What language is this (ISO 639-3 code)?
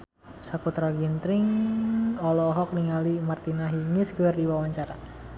sun